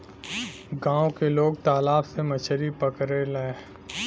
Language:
Bhojpuri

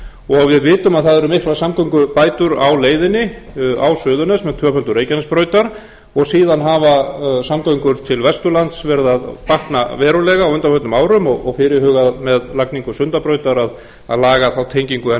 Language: Icelandic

